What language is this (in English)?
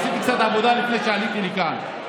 Hebrew